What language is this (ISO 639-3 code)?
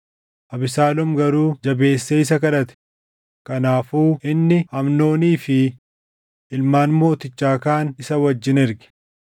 orm